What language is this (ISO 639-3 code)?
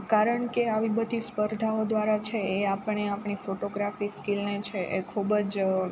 guj